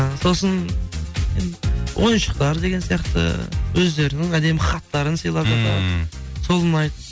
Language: Kazakh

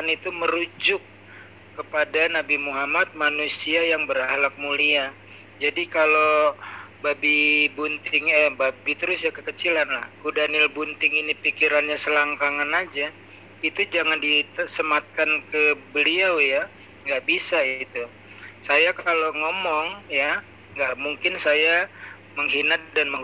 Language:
Indonesian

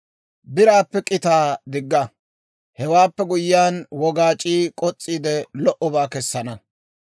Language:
Dawro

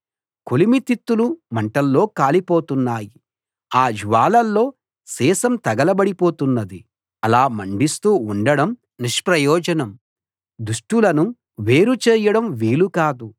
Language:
Telugu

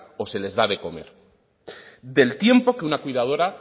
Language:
Spanish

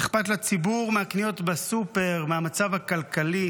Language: Hebrew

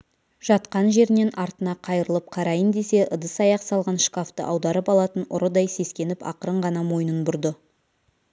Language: Kazakh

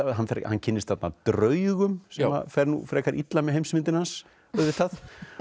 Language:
Icelandic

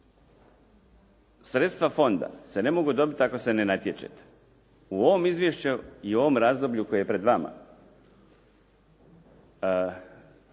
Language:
Croatian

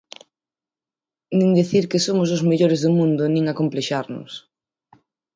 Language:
Galician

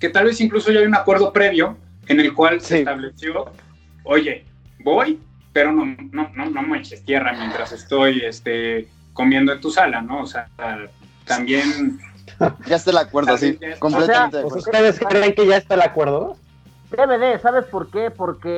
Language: Spanish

